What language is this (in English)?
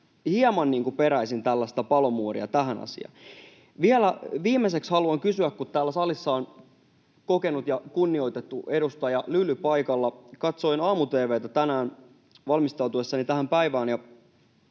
Finnish